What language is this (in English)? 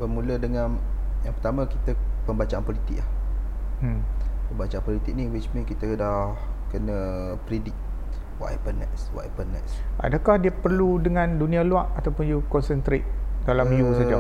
Malay